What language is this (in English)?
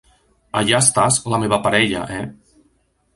Catalan